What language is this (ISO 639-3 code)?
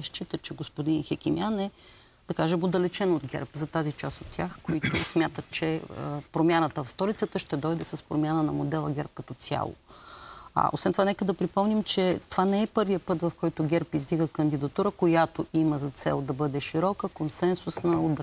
bul